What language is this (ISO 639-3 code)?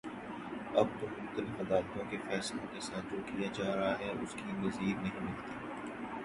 urd